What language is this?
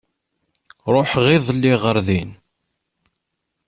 Kabyle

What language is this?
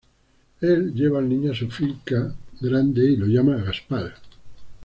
Spanish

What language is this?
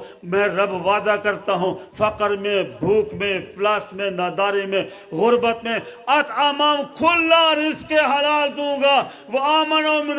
Turkish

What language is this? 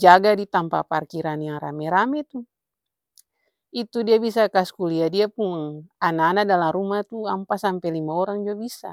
Ambonese Malay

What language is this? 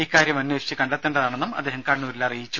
Malayalam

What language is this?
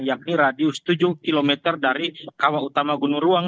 Indonesian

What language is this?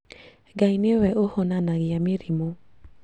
Kikuyu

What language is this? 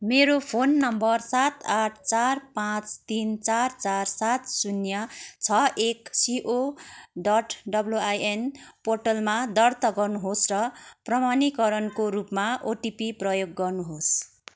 Nepali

